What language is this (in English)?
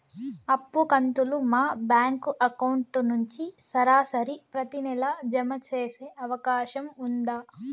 Telugu